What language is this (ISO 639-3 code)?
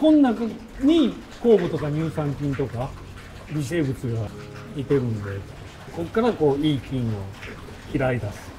jpn